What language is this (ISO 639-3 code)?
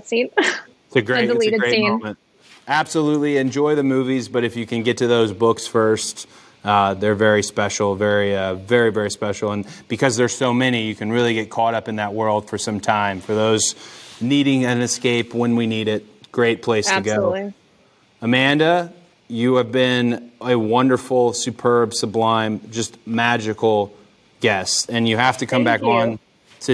eng